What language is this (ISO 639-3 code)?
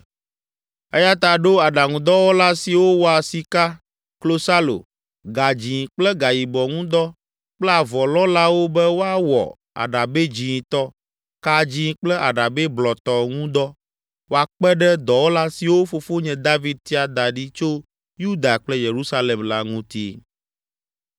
ewe